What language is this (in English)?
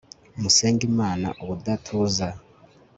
Kinyarwanda